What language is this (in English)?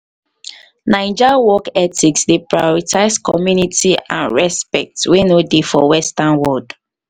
Nigerian Pidgin